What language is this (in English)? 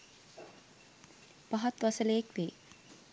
Sinhala